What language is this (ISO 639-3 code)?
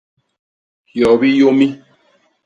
bas